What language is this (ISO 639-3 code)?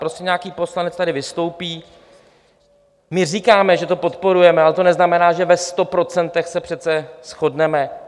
ces